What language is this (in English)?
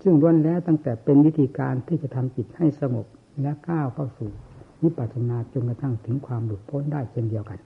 Thai